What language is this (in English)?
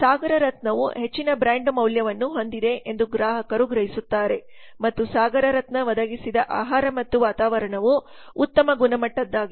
Kannada